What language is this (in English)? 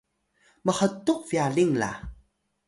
Atayal